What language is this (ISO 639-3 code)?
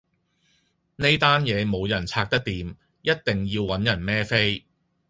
yue